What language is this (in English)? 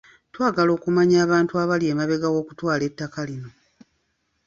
Ganda